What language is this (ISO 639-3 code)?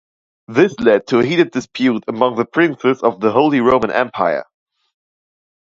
eng